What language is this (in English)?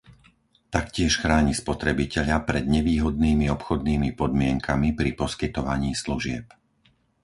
Slovak